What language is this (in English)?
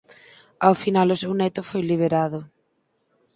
Galician